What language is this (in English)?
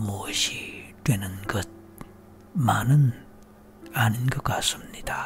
Korean